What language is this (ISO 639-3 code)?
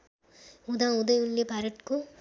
nep